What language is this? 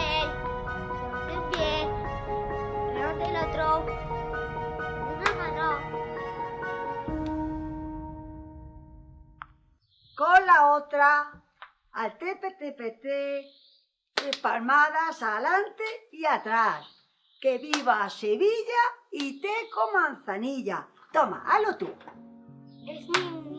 Spanish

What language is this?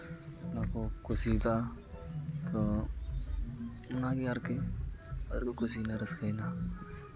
Santali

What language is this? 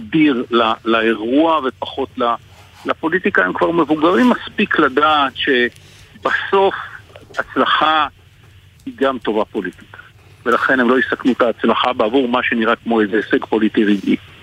Hebrew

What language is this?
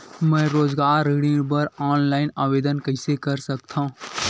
Chhattisgarhi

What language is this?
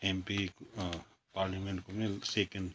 Nepali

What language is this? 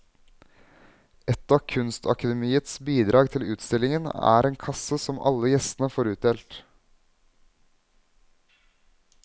Norwegian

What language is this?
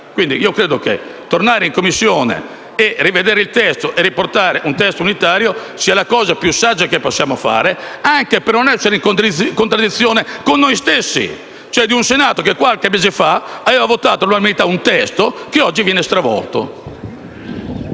Italian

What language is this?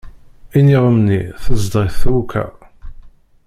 Kabyle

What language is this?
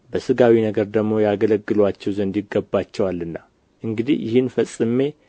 Amharic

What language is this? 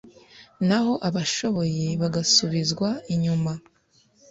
Kinyarwanda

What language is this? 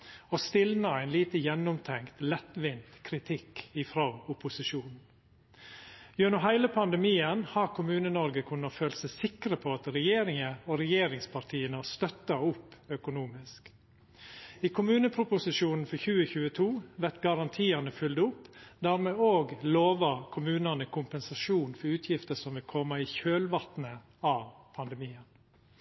Norwegian Nynorsk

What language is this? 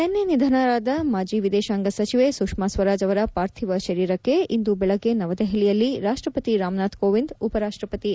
Kannada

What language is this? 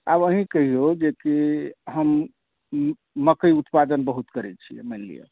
Maithili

